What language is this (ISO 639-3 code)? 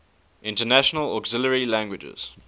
eng